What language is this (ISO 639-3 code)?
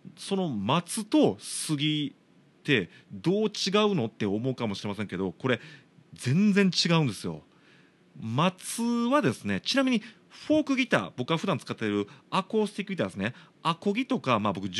jpn